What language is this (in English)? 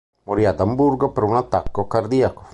Italian